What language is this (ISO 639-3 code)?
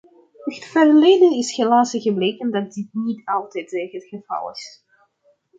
nld